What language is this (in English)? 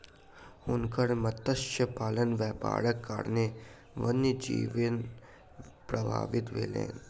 Maithili